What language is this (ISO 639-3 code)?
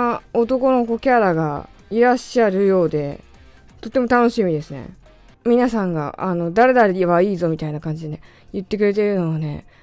jpn